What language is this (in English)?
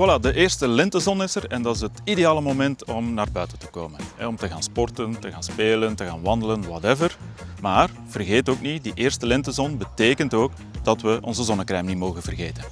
Dutch